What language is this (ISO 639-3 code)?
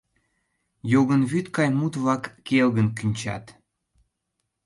chm